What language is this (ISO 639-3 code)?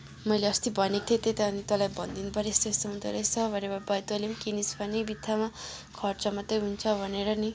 nep